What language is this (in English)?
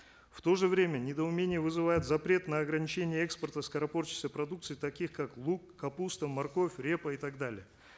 Kazakh